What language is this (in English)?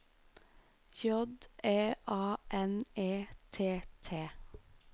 Norwegian